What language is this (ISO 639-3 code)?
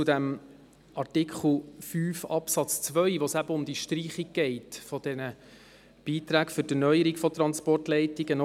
gsw